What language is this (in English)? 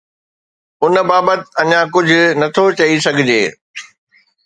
Sindhi